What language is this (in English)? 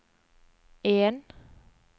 Norwegian